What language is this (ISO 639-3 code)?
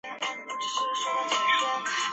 zho